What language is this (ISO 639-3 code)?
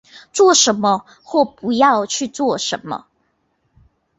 zho